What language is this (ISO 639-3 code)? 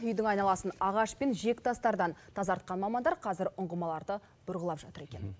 kaz